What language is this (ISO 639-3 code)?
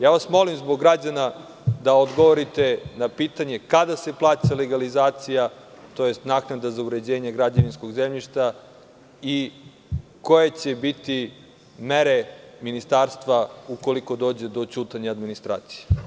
srp